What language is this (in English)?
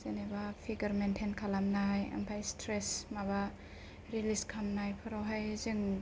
Bodo